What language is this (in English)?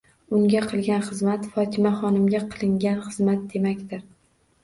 Uzbek